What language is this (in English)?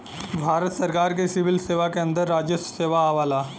Bhojpuri